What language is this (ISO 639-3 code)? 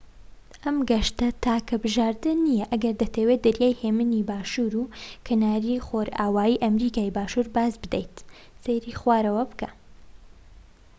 ckb